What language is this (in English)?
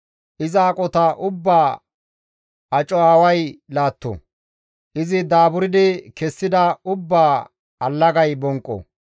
Gamo